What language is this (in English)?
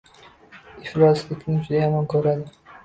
Uzbek